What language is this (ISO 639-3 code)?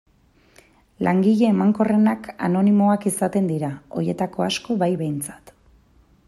eus